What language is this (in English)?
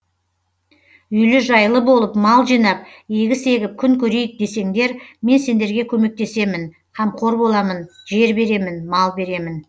Kazakh